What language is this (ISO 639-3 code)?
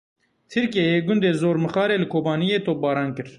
kur